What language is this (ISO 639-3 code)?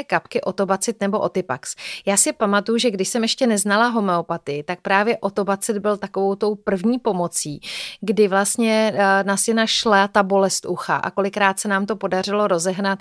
ces